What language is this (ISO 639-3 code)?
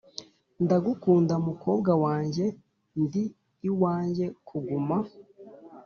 kin